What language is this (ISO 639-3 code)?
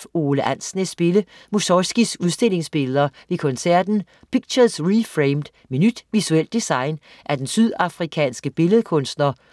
dan